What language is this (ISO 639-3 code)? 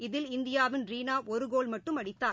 tam